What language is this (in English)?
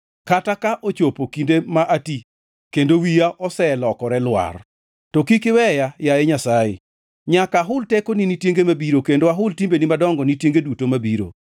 Luo (Kenya and Tanzania)